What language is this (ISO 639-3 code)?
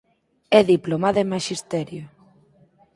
glg